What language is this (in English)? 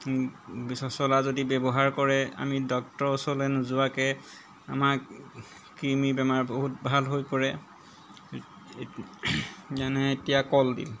Assamese